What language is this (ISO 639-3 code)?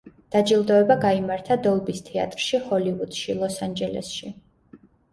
kat